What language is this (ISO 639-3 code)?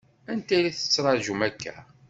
kab